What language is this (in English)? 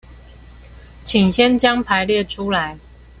Chinese